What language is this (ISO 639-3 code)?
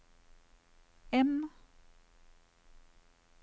nor